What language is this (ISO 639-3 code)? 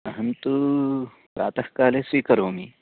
san